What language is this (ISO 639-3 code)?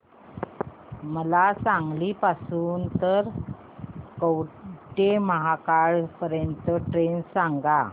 mar